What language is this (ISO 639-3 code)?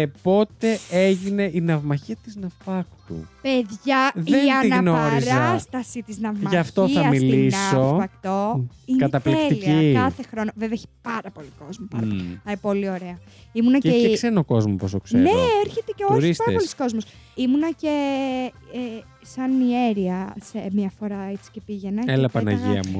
ell